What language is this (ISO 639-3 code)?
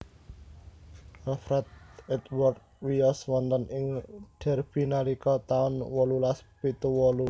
jav